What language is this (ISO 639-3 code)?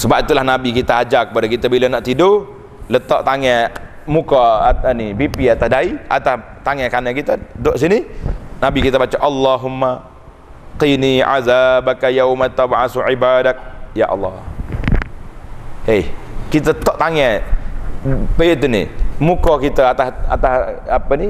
msa